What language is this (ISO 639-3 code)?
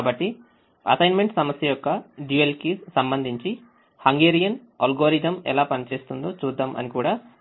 tel